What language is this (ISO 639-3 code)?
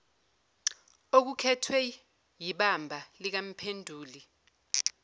zul